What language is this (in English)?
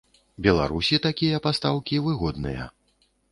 Belarusian